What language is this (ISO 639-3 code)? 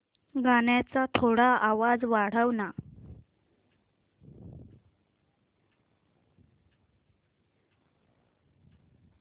mar